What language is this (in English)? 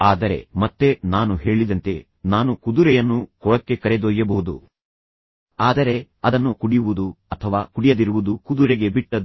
Kannada